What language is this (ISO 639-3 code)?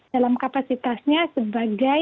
ind